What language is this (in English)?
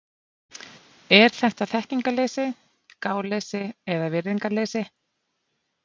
Icelandic